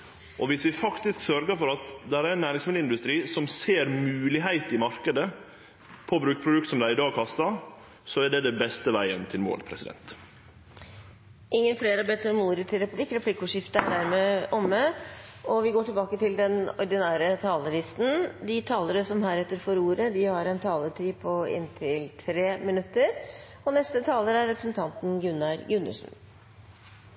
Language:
Norwegian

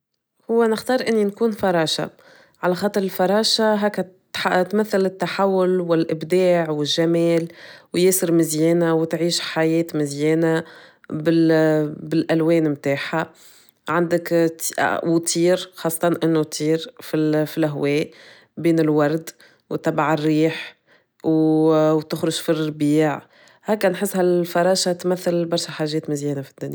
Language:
Tunisian Arabic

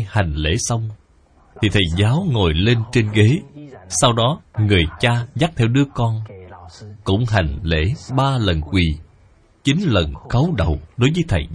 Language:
Vietnamese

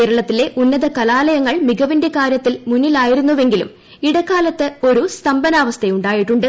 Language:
Malayalam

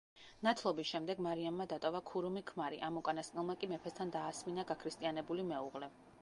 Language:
Georgian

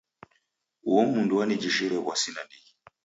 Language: Taita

